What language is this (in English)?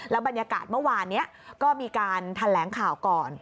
Thai